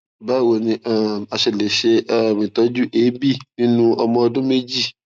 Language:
Yoruba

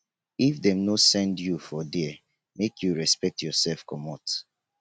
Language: Nigerian Pidgin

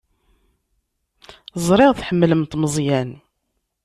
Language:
Kabyle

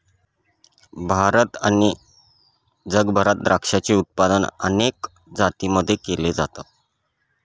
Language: Marathi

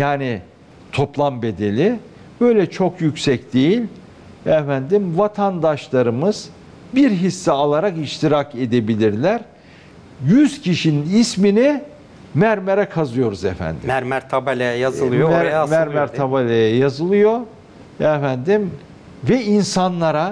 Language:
Turkish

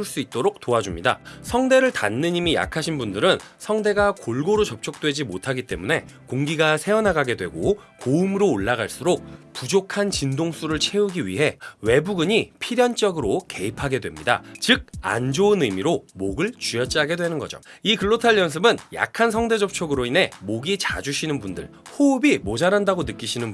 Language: Korean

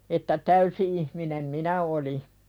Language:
Finnish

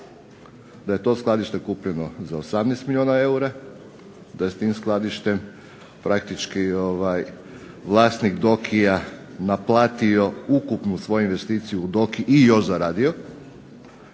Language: Croatian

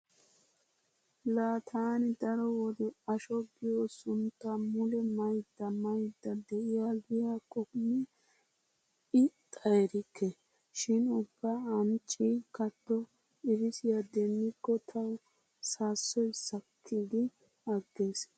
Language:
Wolaytta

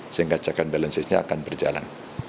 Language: Indonesian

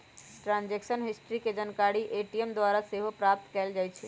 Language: Magahi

